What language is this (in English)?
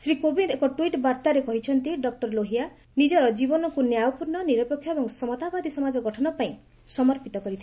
Odia